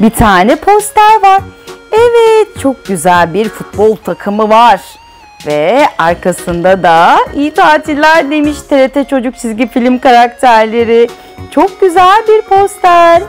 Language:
Turkish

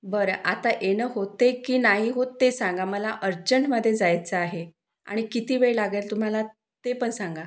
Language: Marathi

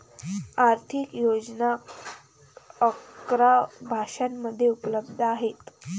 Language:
Marathi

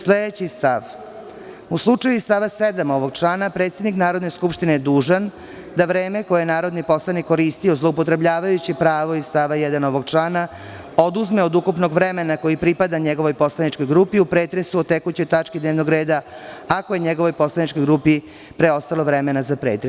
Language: Serbian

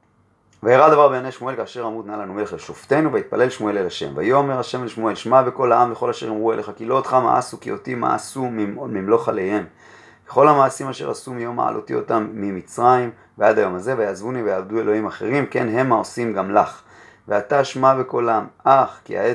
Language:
Hebrew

